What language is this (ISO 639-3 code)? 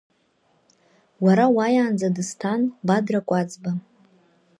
abk